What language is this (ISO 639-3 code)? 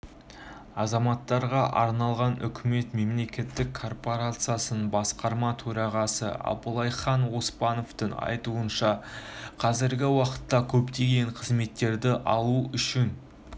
kaz